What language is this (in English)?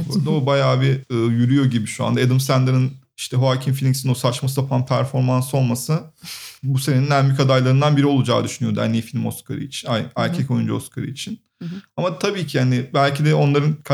Turkish